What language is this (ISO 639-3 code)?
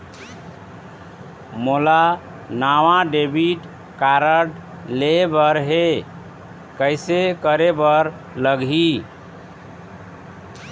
hne